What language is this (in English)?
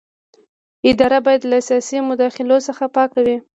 Pashto